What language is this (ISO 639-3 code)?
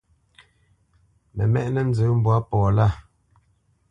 bce